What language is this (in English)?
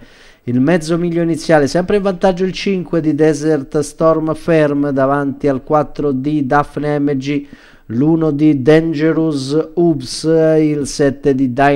Italian